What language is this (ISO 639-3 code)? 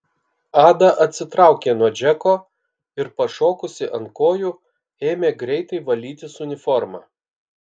lit